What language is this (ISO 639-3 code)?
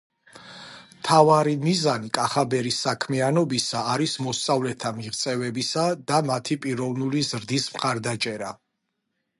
kat